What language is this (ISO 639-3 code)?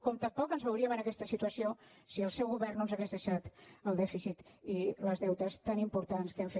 cat